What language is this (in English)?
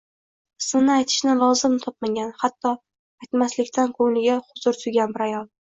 Uzbek